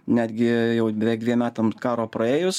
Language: Lithuanian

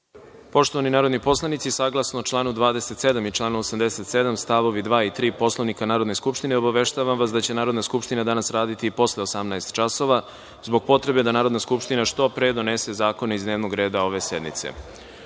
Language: Serbian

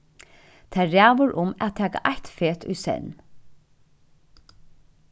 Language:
Faroese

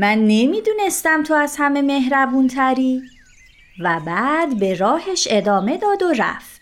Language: Persian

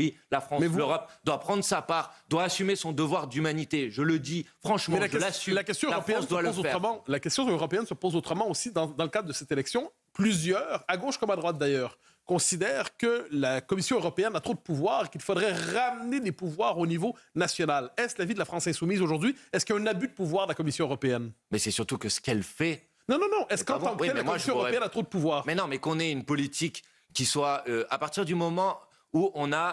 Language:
French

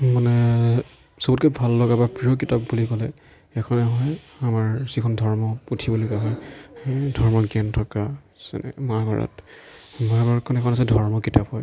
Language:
Assamese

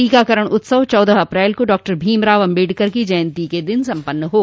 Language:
Hindi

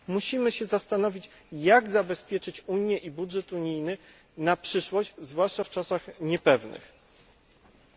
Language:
Polish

